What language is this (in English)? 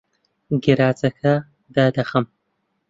Central Kurdish